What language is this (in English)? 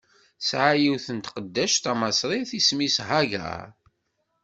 Kabyle